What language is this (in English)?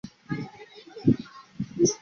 Chinese